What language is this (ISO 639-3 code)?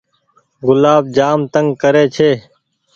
gig